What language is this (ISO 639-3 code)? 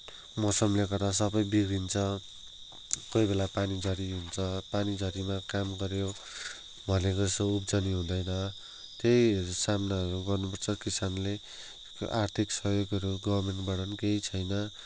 nep